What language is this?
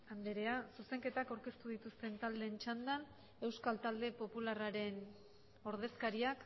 Basque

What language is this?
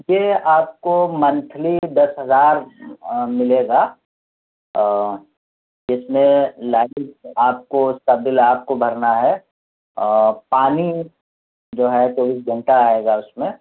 Urdu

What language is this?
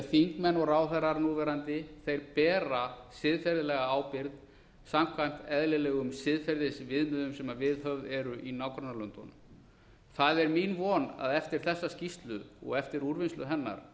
Icelandic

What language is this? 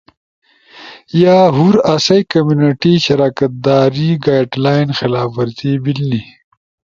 Ushojo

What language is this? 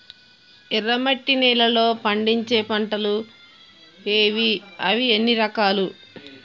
Telugu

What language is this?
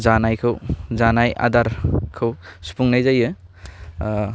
Bodo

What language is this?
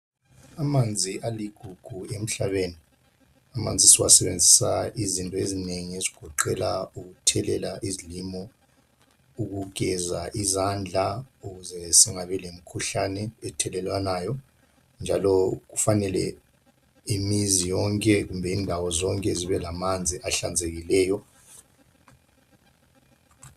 North Ndebele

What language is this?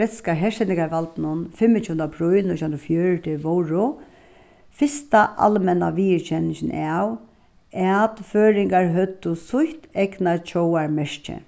Faroese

